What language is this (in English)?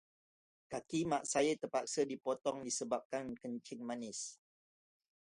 Malay